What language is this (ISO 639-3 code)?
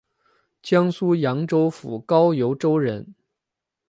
zho